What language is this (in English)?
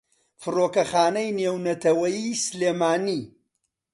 Central Kurdish